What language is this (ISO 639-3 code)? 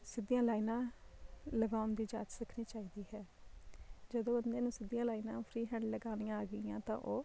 pan